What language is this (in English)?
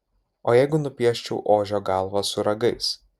Lithuanian